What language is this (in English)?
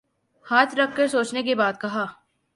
Urdu